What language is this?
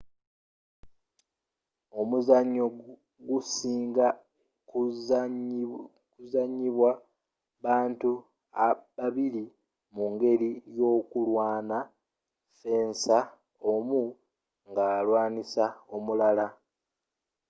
Ganda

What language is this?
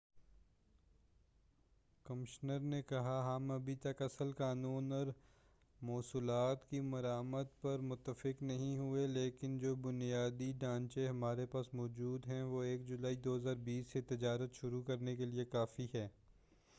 Urdu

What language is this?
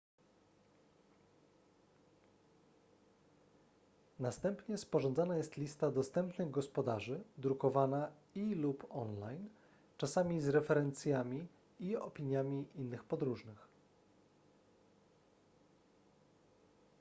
Polish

